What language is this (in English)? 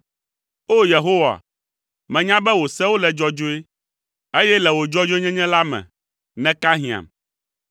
Ewe